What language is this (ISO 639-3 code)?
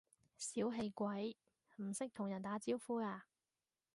yue